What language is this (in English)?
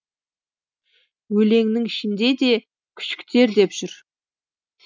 Kazakh